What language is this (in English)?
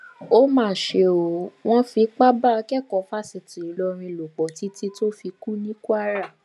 Yoruba